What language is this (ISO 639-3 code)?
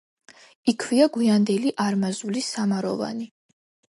kat